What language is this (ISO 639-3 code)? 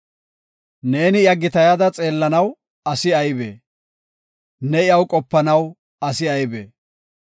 gof